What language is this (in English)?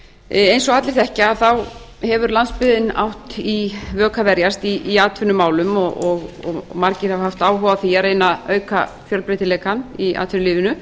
Icelandic